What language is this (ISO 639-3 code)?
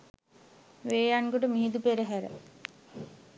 sin